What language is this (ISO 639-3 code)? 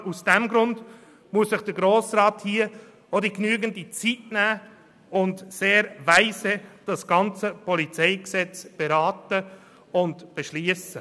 gsw